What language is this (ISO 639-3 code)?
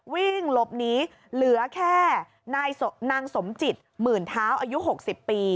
tha